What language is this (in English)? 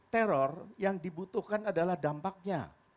Indonesian